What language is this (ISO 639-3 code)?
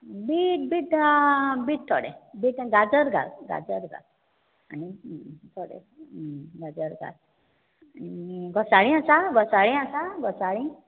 kok